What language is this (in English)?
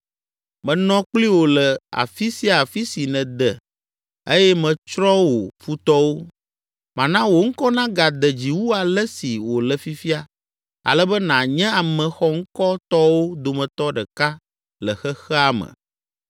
Ewe